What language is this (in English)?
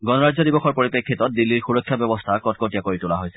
Assamese